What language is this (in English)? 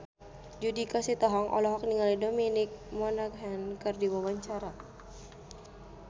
Sundanese